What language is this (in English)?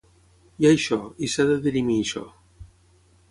Catalan